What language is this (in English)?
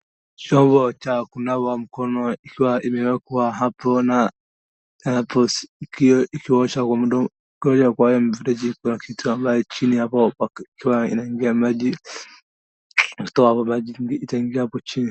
Swahili